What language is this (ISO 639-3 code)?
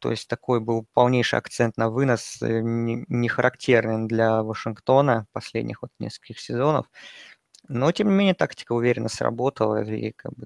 rus